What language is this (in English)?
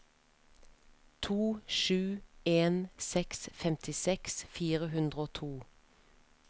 Norwegian